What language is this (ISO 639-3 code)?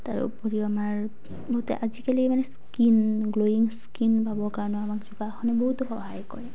asm